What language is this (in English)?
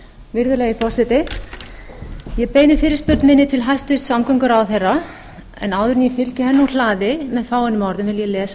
Icelandic